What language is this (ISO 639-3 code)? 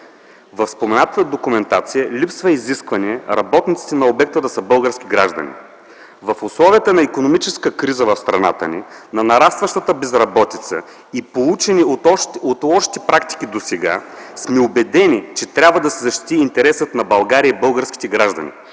bul